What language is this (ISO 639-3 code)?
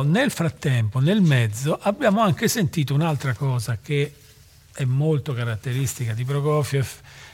ita